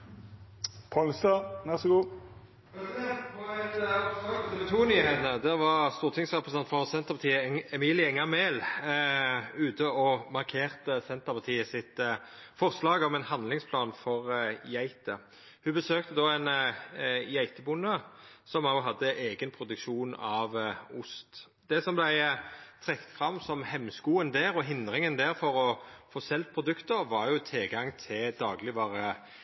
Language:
Norwegian Nynorsk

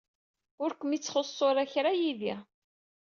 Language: Kabyle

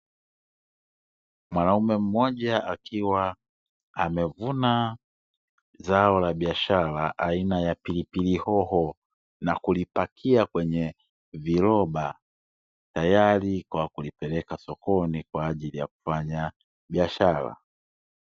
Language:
Swahili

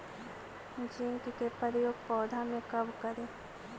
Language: Magahi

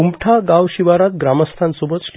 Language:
Marathi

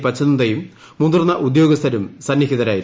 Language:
Malayalam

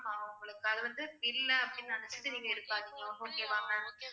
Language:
Tamil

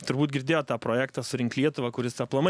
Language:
Lithuanian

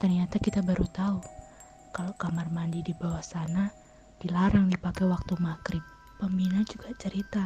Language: Indonesian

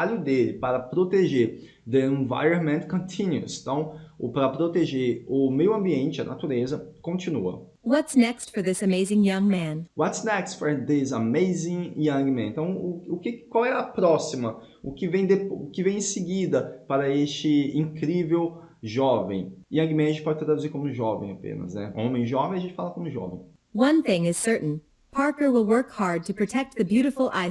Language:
Portuguese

